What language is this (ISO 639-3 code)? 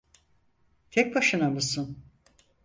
tur